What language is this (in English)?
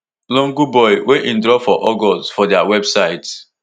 Nigerian Pidgin